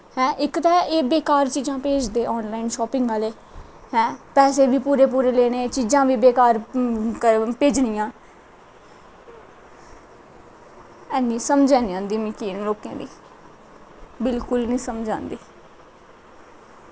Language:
Dogri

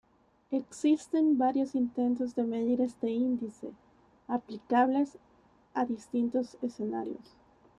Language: Spanish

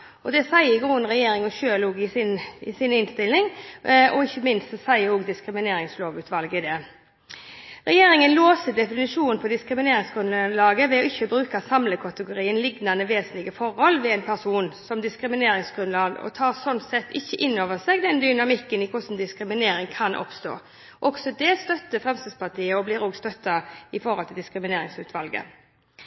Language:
Norwegian Bokmål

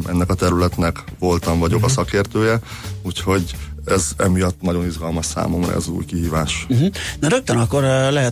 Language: Hungarian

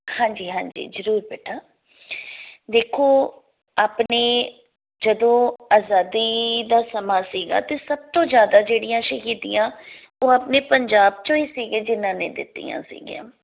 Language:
Punjabi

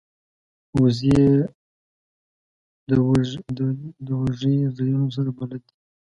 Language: Pashto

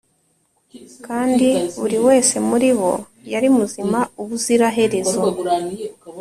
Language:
Kinyarwanda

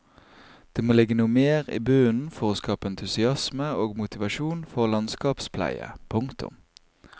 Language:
Norwegian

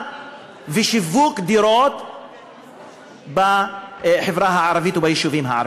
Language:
Hebrew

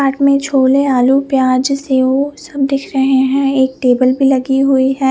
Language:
Hindi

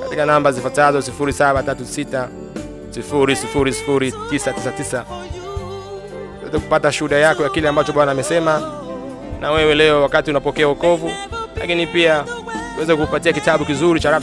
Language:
Swahili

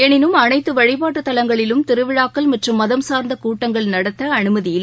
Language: Tamil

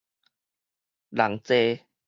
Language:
Min Nan Chinese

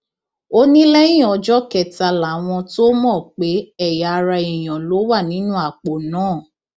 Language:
Yoruba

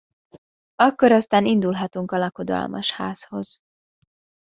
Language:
Hungarian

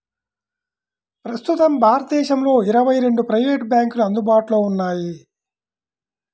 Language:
Telugu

